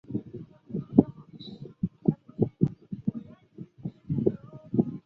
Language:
Chinese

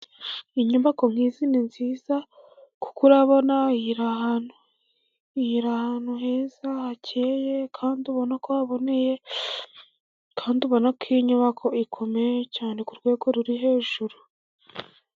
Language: Kinyarwanda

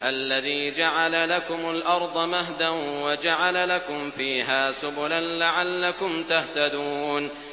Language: Arabic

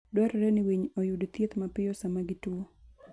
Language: Luo (Kenya and Tanzania)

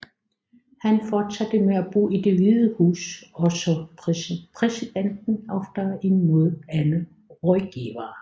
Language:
Danish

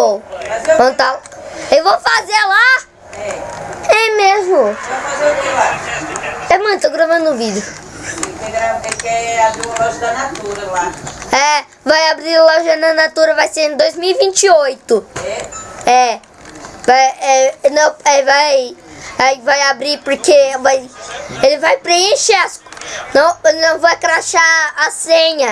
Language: Portuguese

